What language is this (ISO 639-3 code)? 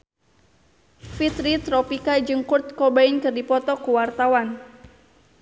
sun